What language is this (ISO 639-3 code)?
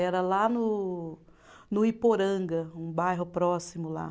por